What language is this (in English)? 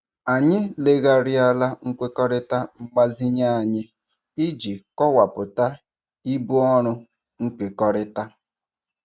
Igbo